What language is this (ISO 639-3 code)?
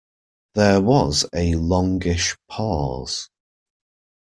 eng